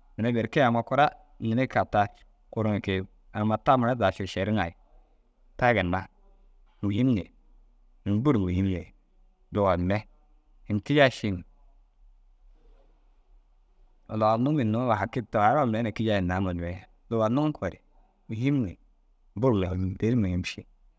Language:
Dazaga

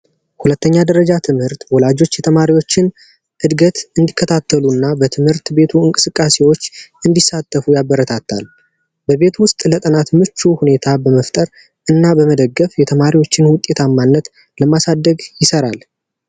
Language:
Amharic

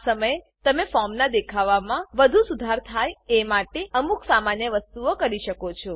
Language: Gujarati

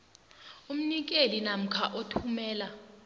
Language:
South Ndebele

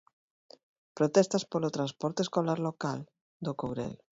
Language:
Galician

